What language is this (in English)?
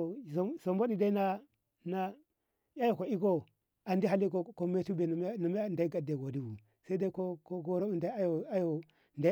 Ngamo